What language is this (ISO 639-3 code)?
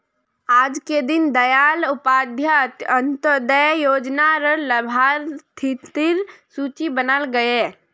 mag